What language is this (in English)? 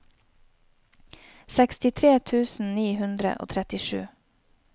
Norwegian